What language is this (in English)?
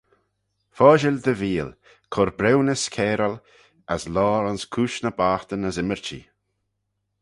Manx